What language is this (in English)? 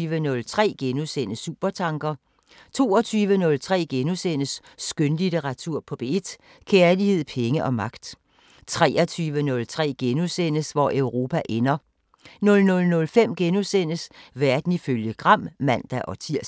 Danish